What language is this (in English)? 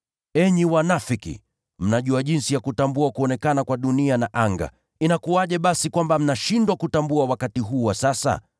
Swahili